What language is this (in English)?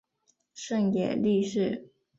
Chinese